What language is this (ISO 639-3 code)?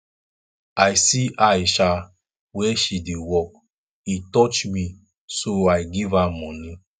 pcm